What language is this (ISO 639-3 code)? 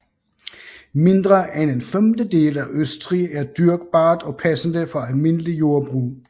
dan